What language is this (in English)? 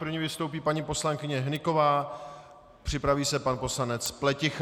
Czech